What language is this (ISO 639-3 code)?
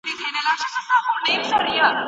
pus